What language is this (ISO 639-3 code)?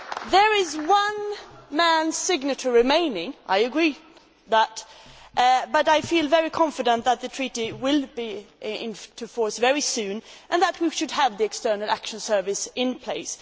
eng